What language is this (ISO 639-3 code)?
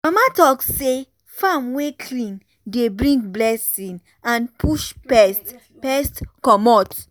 pcm